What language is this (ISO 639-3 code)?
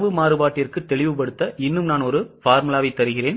tam